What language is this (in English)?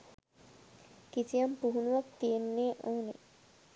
Sinhala